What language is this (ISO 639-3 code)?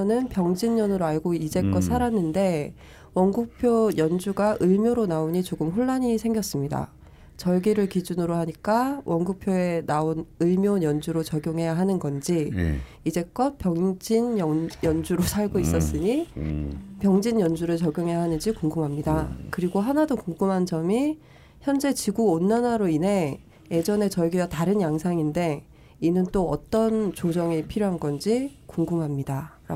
kor